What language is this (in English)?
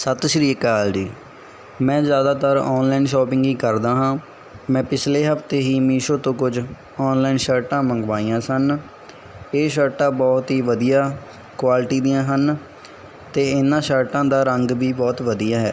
Punjabi